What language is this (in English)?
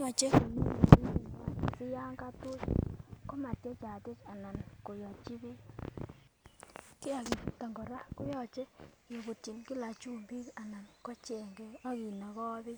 Kalenjin